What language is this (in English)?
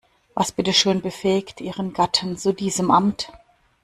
German